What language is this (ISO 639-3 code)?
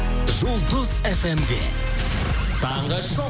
kaz